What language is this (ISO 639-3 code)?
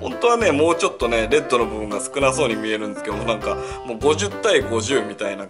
jpn